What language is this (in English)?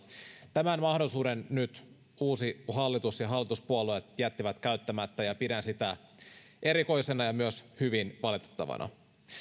Finnish